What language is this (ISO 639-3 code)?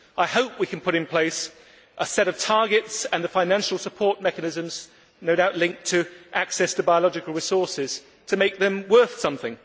eng